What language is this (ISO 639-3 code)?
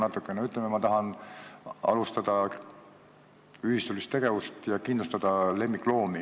est